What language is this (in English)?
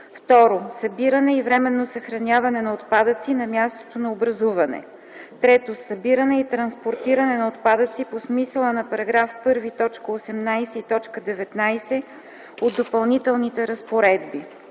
Bulgarian